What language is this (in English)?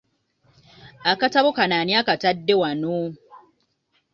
Ganda